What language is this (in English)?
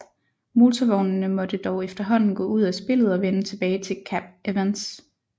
Danish